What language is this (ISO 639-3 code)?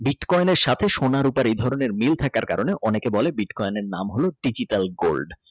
ben